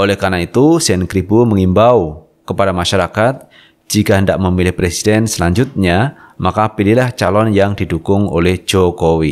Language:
Indonesian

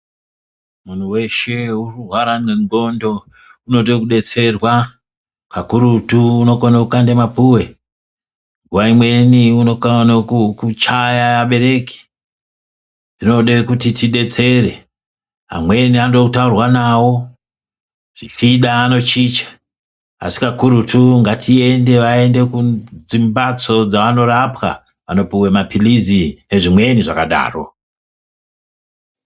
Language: Ndau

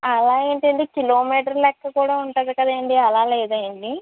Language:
Telugu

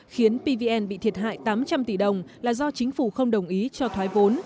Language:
Vietnamese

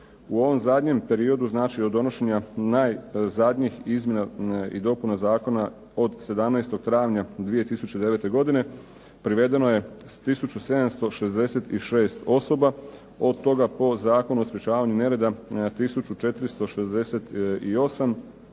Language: Croatian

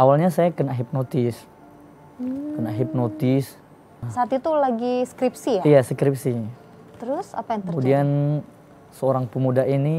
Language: Indonesian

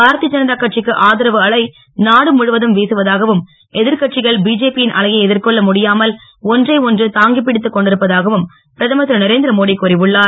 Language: Tamil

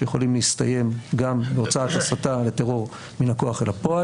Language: Hebrew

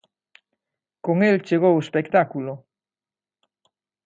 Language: Galician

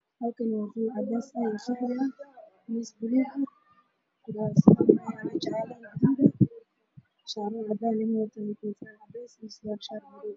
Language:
Somali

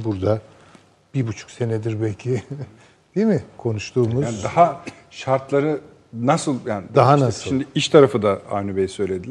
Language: Turkish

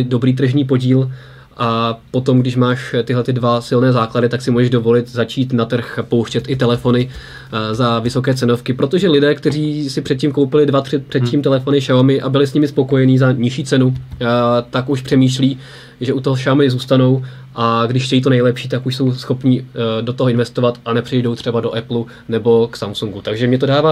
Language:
Czech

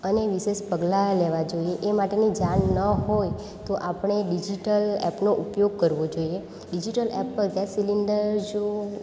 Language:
Gujarati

